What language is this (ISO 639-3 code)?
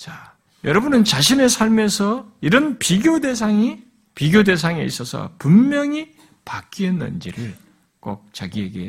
kor